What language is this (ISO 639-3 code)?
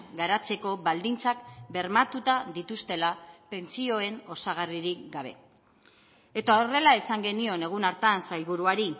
eus